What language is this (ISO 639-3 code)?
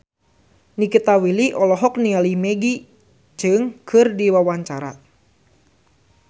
sun